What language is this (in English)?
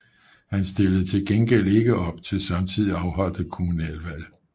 Danish